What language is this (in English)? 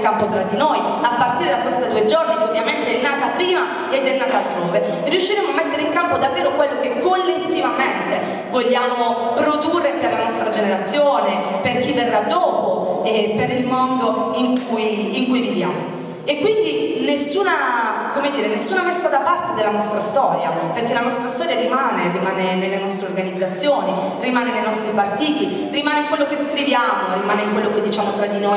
Italian